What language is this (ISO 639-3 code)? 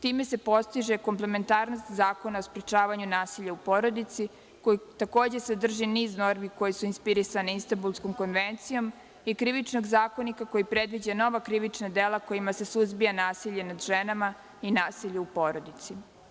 srp